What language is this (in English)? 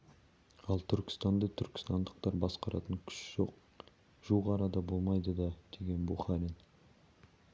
Kazakh